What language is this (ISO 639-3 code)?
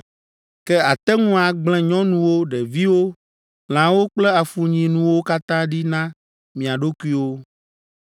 ewe